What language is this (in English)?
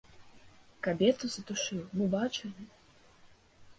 Belarusian